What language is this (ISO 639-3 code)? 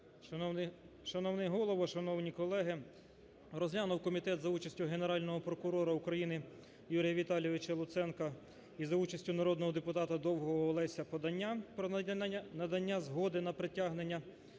ukr